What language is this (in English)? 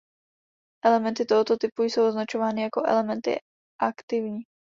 Czech